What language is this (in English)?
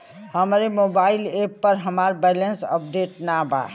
Bhojpuri